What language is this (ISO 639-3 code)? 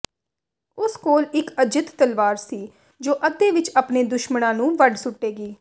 pan